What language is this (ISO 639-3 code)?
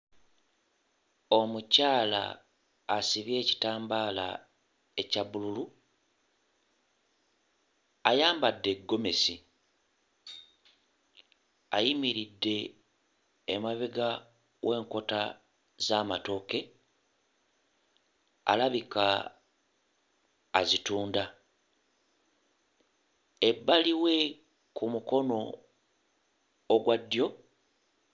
lug